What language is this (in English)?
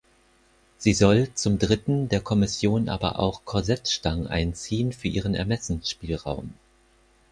German